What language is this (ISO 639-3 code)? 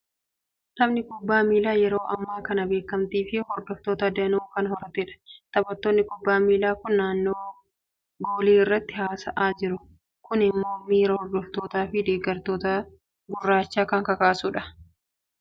orm